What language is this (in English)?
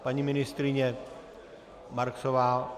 Czech